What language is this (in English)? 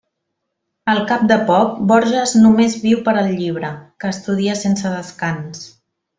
Catalan